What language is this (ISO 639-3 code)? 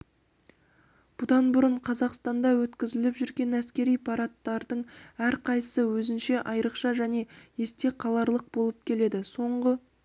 kaz